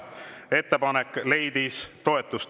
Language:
Estonian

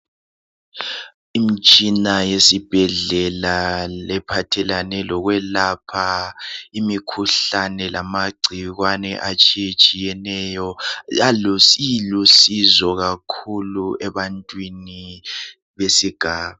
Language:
North Ndebele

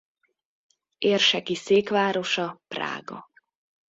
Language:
Hungarian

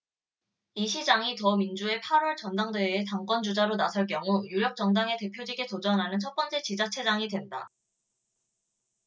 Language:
Korean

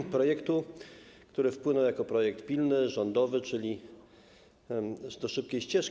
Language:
Polish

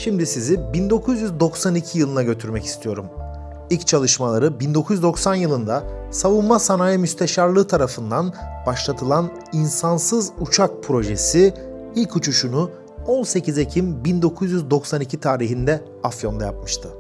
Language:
Turkish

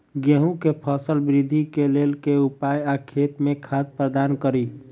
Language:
Maithili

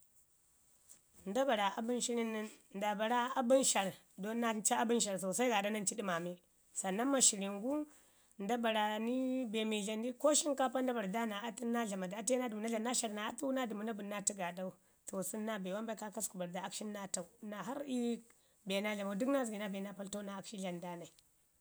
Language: Ngizim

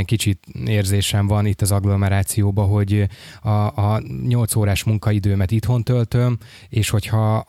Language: Hungarian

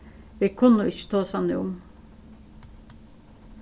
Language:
Faroese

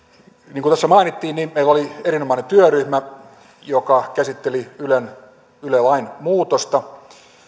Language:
Finnish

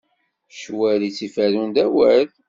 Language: Kabyle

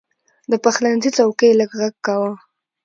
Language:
Pashto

